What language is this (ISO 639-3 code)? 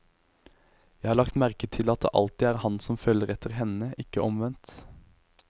nor